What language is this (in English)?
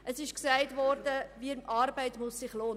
Swiss German